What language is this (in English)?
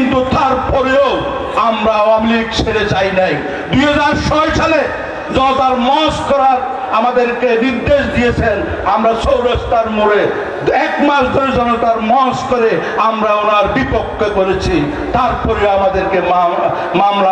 Arabic